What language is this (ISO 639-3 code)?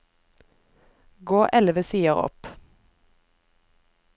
nor